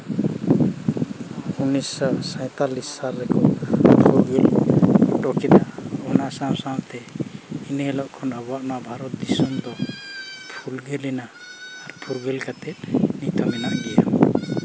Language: Santali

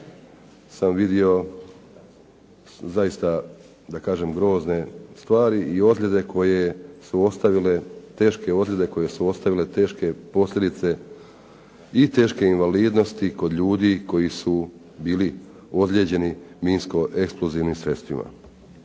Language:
Croatian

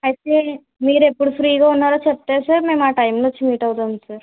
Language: Telugu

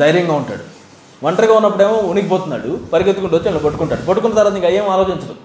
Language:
Telugu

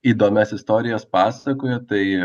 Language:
Lithuanian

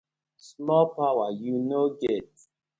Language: Nigerian Pidgin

